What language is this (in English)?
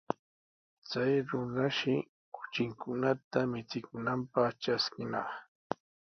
Sihuas Ancash Quechua